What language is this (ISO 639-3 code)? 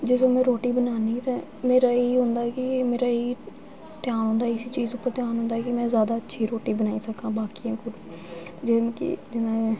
doi